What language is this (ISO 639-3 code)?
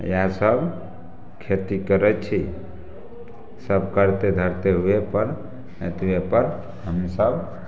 mai